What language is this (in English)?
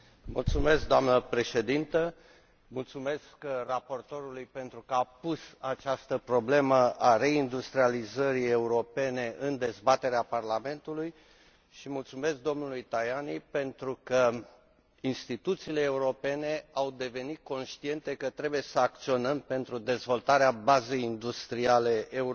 Romanian